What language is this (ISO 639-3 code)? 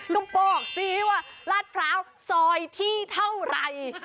tha